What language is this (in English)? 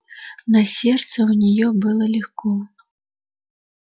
Russian